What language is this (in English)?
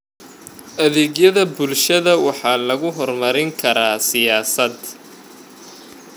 Somali